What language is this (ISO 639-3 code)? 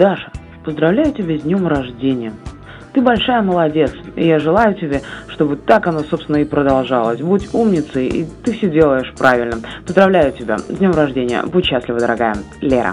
rus